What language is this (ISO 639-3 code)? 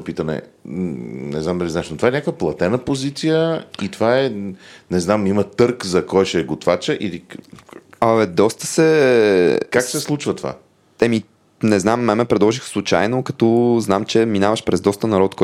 bul